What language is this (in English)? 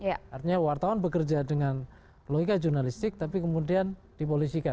Indonesian